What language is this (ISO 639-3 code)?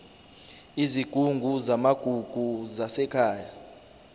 zul